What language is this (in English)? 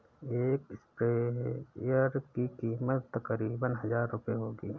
Hindi